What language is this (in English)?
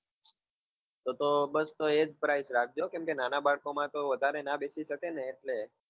Gujarati